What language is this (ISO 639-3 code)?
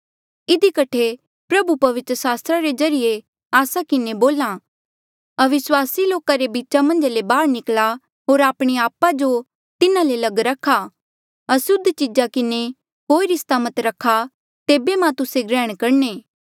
mjl